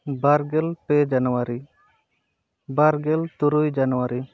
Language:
Santali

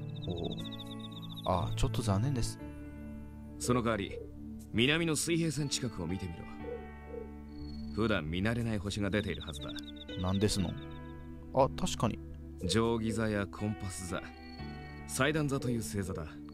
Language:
Japanese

